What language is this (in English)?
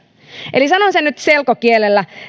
Finnish